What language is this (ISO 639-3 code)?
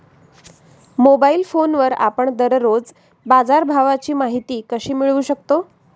mar